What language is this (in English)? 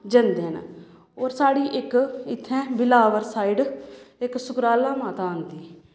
Dogri